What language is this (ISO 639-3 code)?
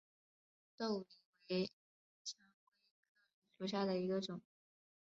zho